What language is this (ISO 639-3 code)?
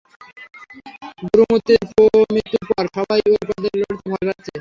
ben